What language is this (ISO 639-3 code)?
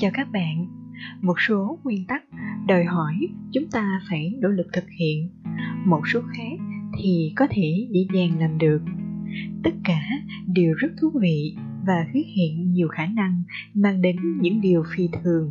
vie